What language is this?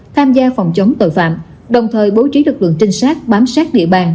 Vietnamese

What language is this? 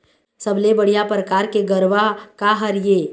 Chhattisgarhi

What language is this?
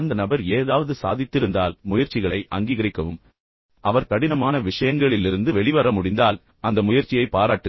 Tamil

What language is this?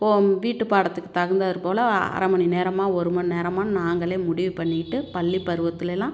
Tamil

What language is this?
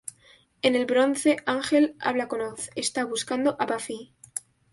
Spanish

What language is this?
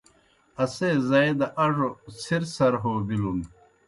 Kohistani Shina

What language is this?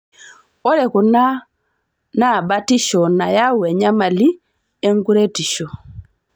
Masai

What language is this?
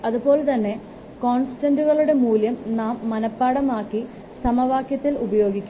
Malayalam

